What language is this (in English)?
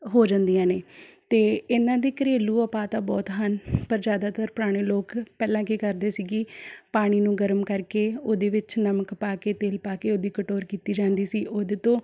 Punjabi